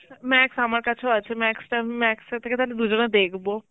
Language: Bangla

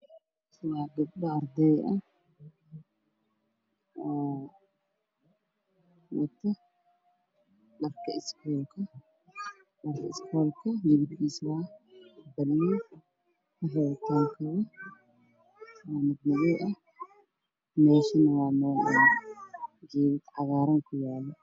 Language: Somali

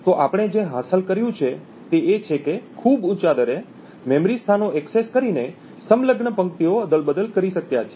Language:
Gujarati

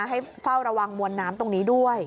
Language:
Thai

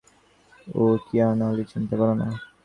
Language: Bangla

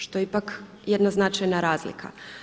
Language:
Croatian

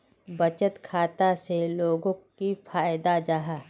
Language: Magahi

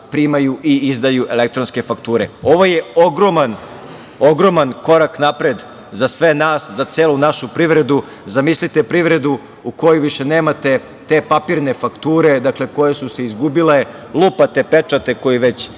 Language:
Serbian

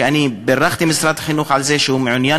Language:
Hebrew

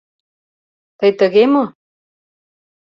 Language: Mari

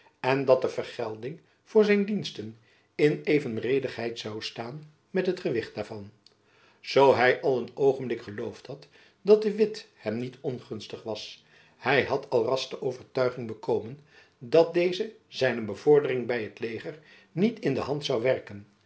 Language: Dutch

